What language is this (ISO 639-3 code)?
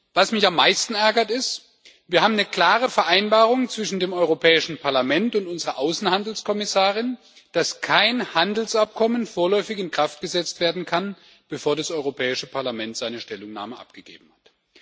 deu